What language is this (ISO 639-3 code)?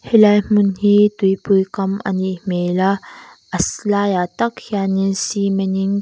lus